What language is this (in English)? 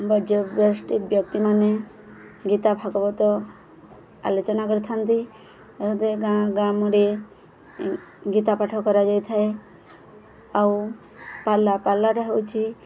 Odia